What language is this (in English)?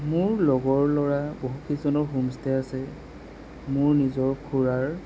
Assamese